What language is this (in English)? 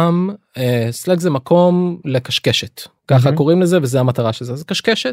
Hebrew